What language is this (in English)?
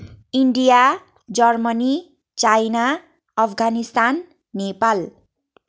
Nepali